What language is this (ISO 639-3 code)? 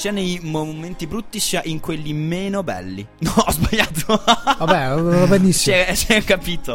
ita